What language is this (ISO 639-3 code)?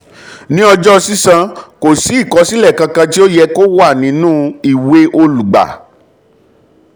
yor